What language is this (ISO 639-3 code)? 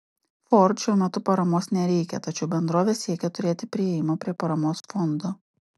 lit